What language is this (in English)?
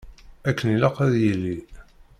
Kabyle